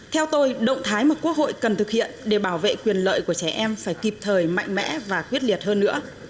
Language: Vietnamese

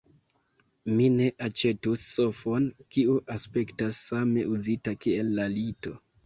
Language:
Esperanto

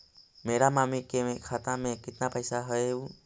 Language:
Magahi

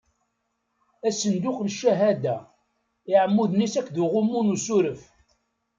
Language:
Kabyle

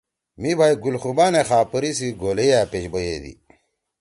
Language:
Torwali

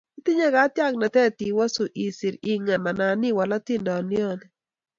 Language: Kalenjin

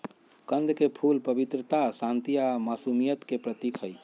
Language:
Magahi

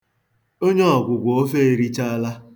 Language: Igbo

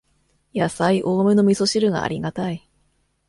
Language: Japanese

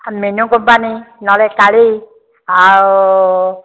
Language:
Odia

